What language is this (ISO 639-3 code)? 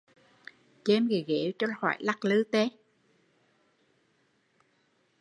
vie